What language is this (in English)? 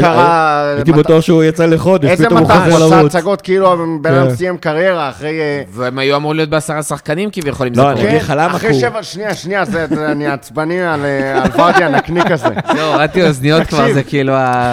Hebrew